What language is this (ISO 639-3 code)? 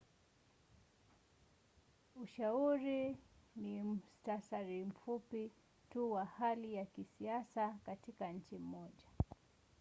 swa